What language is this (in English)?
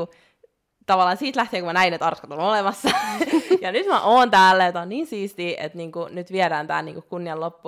Finnish